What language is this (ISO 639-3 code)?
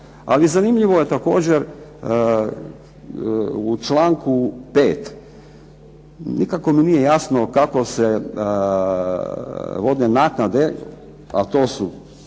hrv